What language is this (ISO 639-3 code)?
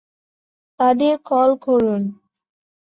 ben